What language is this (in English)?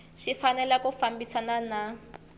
Tsonga